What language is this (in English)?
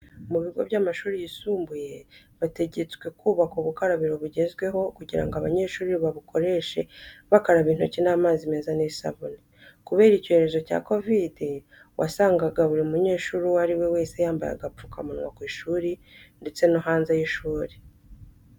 Kinyarwanda